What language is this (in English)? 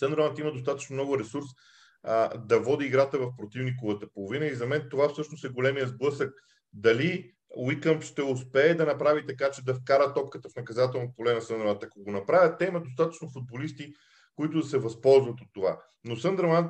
Bulgarian